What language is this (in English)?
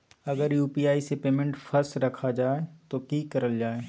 Magahi